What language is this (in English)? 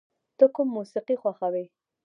Pashto